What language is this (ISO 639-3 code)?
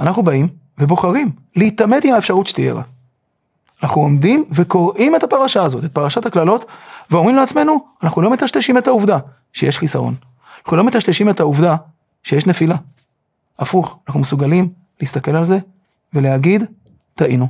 heb